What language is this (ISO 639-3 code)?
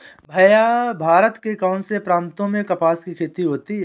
hin